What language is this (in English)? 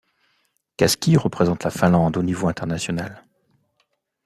French